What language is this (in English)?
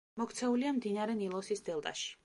Georgian